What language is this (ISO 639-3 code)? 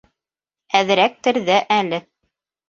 bak